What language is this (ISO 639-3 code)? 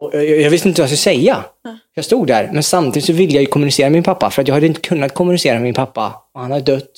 swe